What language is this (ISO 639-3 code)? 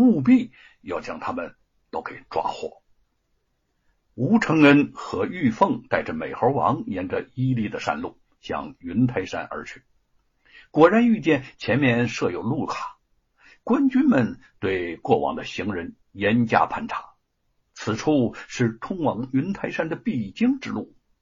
zho